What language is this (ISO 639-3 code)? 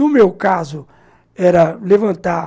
por